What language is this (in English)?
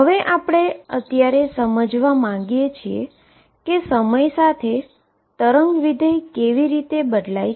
Gujarati